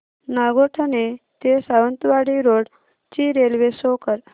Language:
Marathi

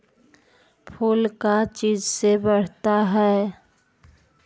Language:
Magahi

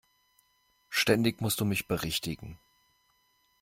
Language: German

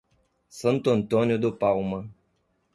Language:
Portuguese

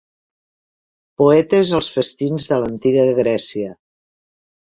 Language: Catalan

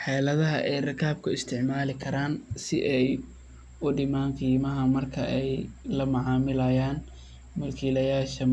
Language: Somali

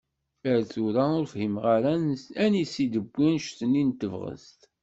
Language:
Kabyle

